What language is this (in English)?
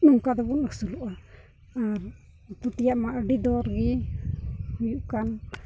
Santali